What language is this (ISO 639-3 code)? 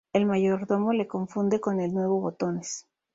spa